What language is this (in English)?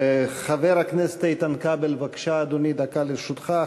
Hebrew